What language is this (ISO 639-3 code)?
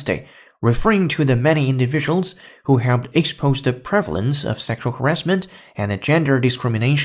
zho